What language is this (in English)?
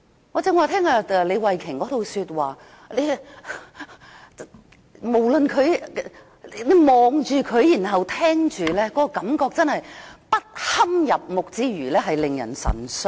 Cantonese